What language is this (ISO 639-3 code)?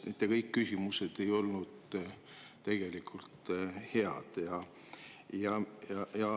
est